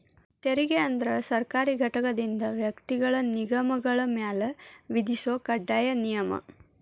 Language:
Kannada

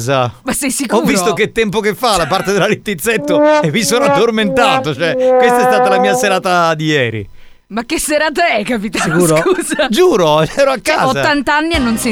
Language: Italian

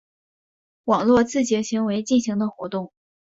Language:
Chinese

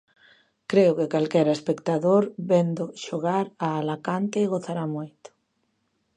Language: Galician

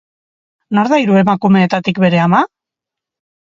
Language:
Basque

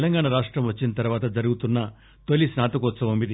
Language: Telugu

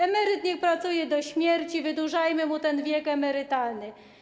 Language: Polish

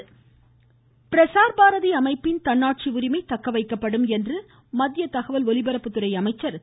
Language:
Tamil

